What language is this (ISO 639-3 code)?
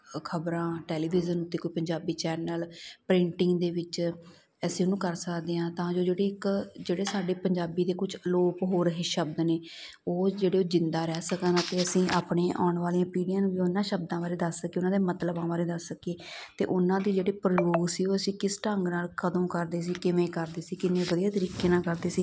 pan